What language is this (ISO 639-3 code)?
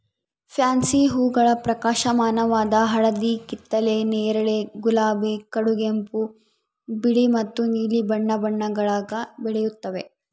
kan